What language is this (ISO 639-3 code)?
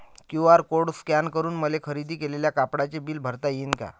mar